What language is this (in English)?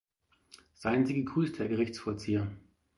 German